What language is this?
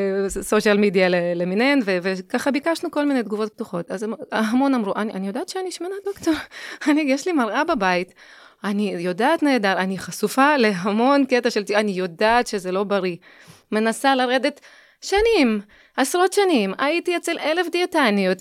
Hebrew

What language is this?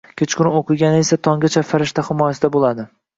Uzbek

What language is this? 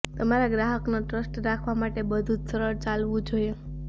Gujarati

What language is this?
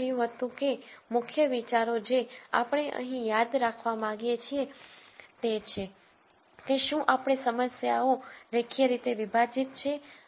Gujarati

